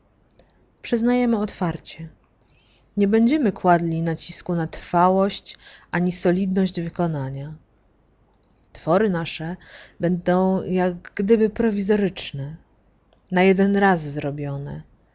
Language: Polish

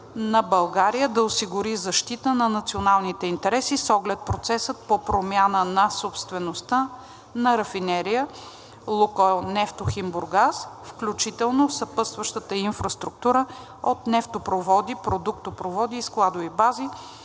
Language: Bulgarian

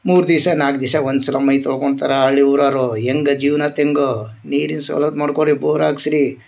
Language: Kannada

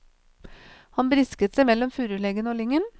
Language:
Norwegian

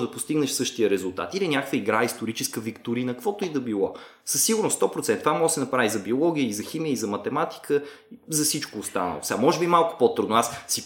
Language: Bulgarian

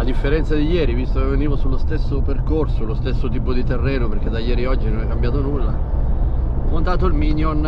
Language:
Italian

